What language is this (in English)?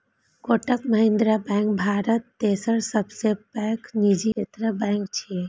Maithili